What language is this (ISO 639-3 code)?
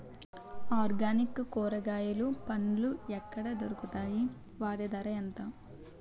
tel